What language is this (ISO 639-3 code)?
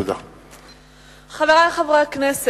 heb